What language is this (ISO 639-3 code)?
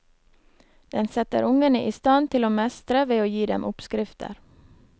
nor